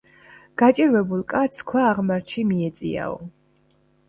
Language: Georgian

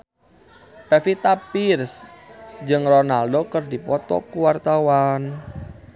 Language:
Sundanese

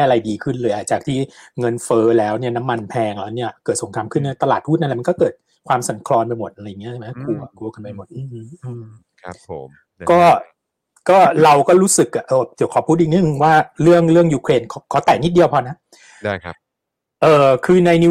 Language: Thai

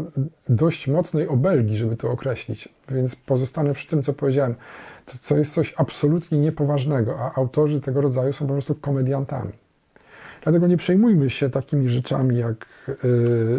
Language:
Polish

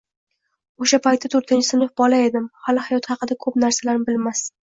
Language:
Uzbek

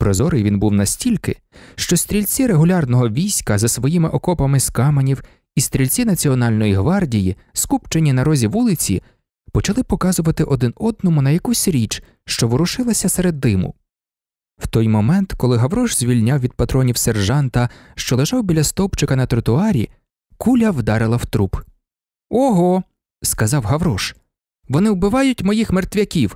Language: Ukrainian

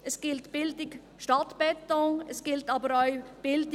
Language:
Swiss German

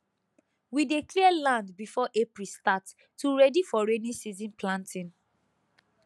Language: Nigerian Pidgin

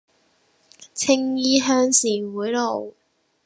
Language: Cantonese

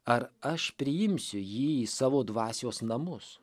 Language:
Lithuanian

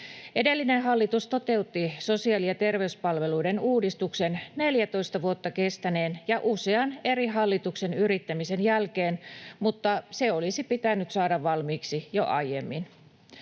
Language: Finnish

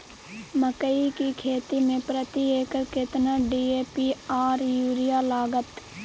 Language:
Maithili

